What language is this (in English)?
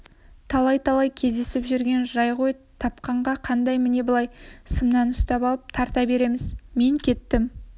Kazakh